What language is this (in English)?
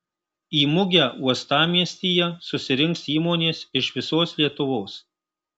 Lithuanian